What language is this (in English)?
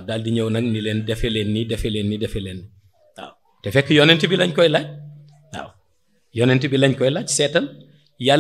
Indonesian